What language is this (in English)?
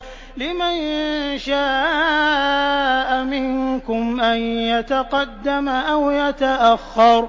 Arabic